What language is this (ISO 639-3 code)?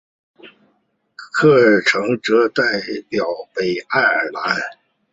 zho